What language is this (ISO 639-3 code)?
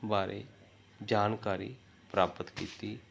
pan